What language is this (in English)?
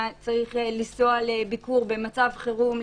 Hebrew